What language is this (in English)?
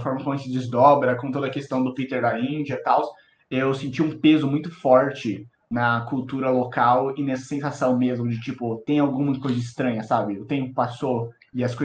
Portuguese